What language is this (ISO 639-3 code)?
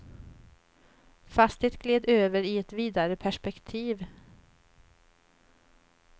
swe